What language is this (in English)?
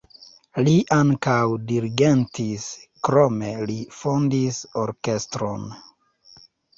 Esperanto